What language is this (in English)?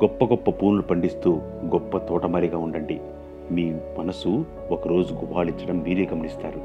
Telugu